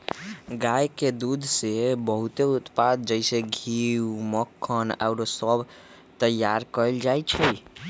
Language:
Magahi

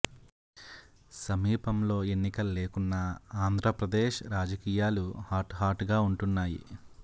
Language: Telugu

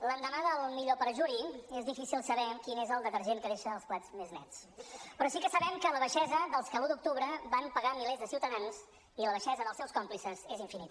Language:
Catalan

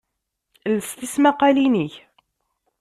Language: Kabyle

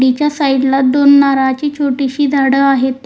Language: Marathi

